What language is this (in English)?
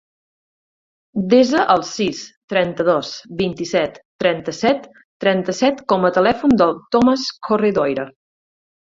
Catalan